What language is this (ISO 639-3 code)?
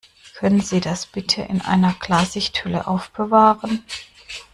deu